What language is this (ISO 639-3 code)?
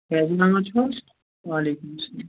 kas